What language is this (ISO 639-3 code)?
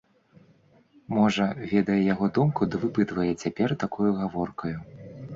bel